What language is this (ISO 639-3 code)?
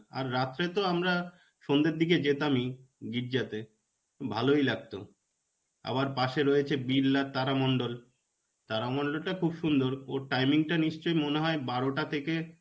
ben